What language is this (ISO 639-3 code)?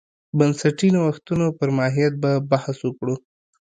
pus